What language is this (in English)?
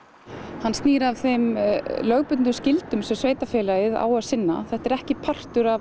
Icelandic